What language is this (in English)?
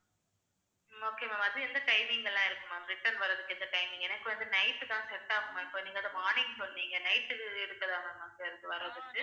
Tamil